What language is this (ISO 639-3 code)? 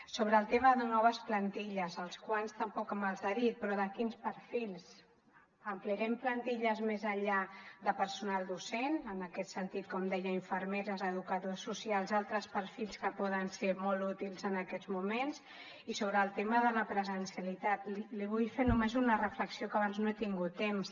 cat